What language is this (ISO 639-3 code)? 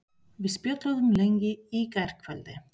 isl